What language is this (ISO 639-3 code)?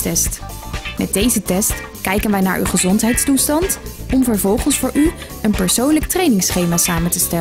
nld